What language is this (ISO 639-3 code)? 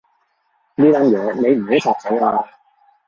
yue